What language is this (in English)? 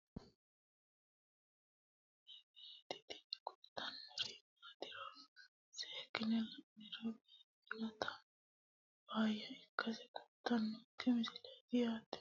Sidamo